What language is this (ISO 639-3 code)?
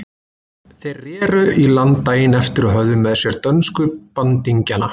isl